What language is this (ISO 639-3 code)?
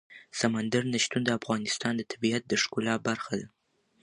pus